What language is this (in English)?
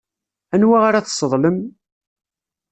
Kabyle